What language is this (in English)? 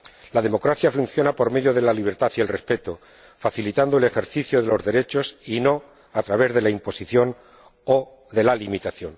Spanish